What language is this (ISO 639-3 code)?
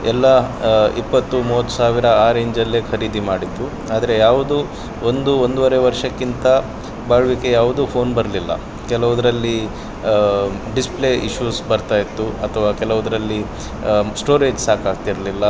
kan